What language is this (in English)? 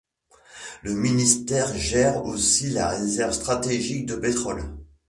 French